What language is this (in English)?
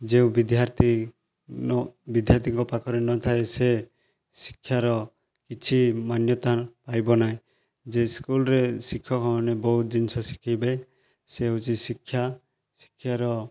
Odia